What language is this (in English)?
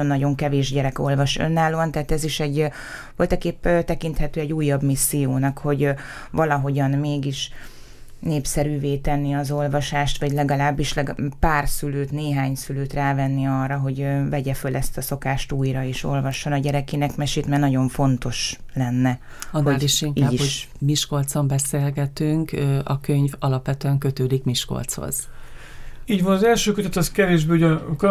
Hungarian